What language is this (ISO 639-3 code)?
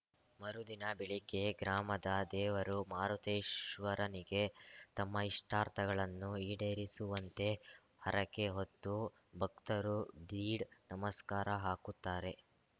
kan